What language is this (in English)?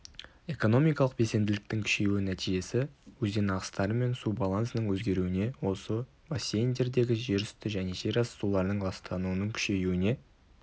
Kazakh